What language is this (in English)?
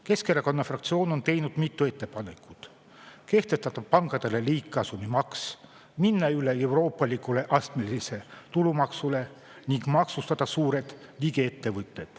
Estonian